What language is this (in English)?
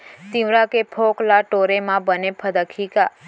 Chhattisgarhi